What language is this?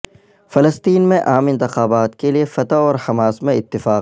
Urdu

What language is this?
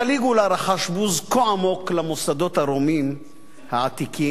Hebrew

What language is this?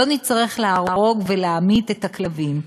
Hebrew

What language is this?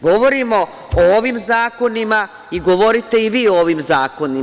Serbian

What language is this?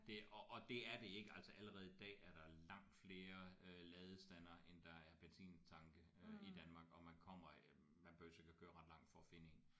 Danish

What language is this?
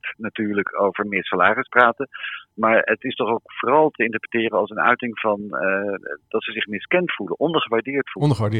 Dutch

